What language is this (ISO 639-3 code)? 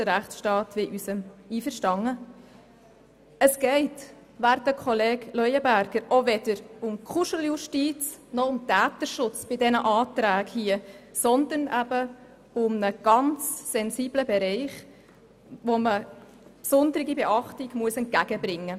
gsw